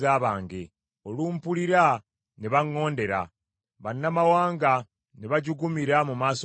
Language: Ganda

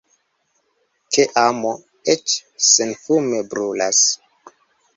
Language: Esperanto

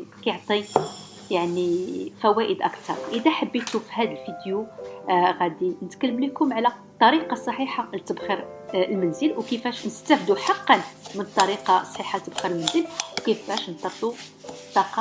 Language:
Arabic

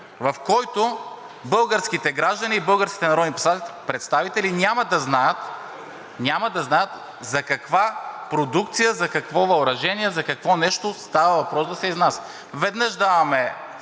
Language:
Bulgarian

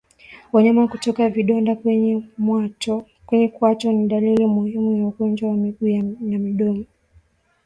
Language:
Swahili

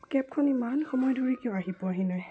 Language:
Assamese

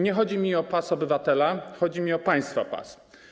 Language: Polish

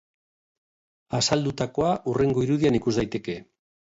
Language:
Basque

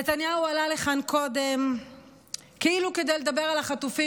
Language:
Hebrew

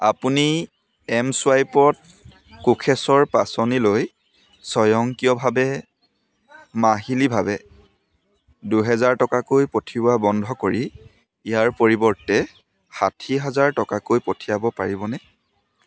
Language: Assamese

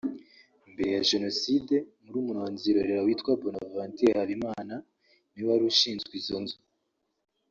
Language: Kinyarwanda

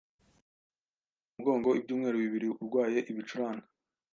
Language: Kinyarwanda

